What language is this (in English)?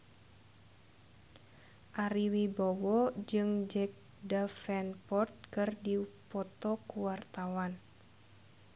Sundanese